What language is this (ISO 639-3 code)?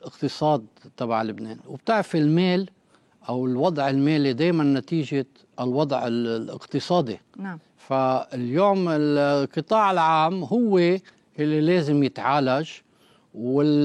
ara